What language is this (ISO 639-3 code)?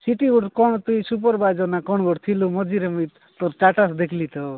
ori